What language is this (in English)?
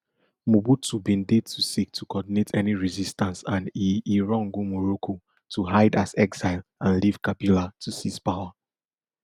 Nigerian Pidgin